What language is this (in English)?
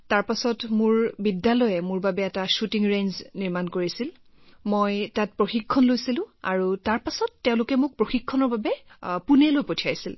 Assamese